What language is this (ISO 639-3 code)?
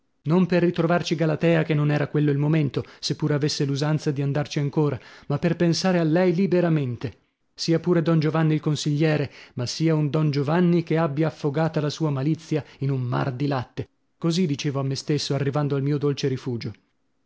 ita